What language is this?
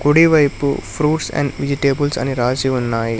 Telugu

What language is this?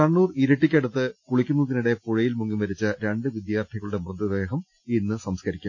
Malayalam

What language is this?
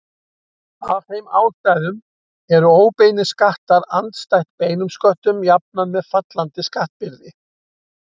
Icelandic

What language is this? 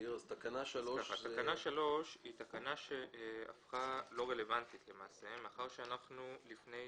Hebrew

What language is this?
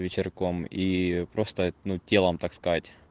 Russian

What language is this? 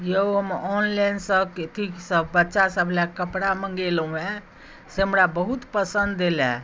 Maithili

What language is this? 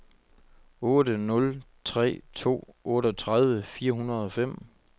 Danish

